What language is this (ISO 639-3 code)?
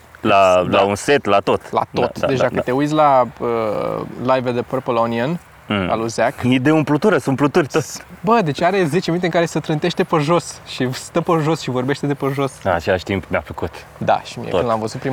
ron